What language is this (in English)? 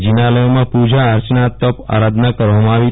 Gujarati